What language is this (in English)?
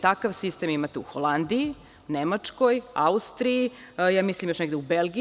Serbian